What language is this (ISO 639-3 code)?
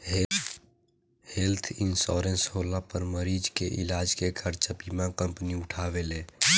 bho